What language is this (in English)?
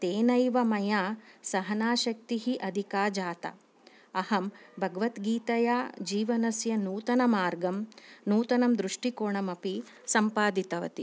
Sanskrit